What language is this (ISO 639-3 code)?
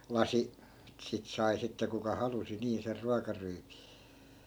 fin